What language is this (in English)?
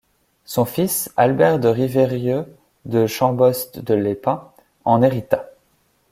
French